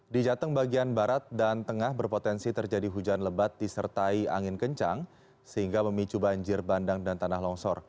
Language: Indonesian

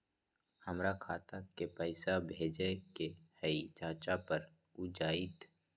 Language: Magahi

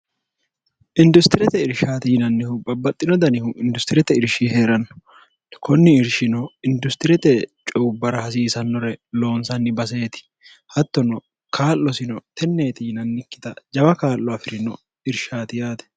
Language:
Sidamo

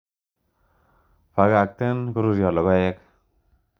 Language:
Kalenjin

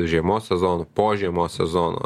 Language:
Lithuanian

